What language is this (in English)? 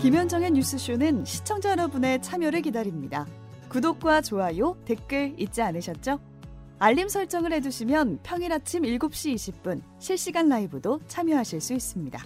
Korean